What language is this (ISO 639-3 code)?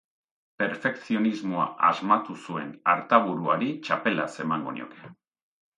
eus